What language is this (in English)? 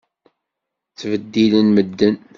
Kabyle